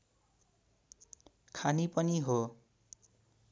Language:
Nepali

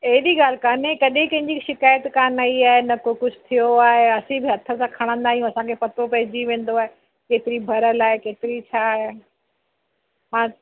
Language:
Sindhi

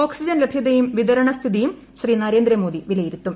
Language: Malayalam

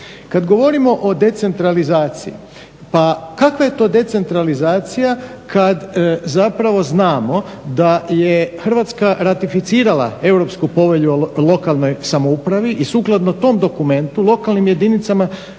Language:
Croatian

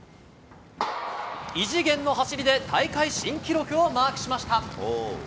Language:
Japanese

